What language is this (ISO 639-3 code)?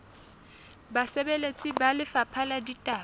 sot